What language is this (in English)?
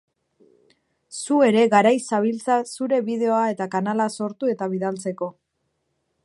Basque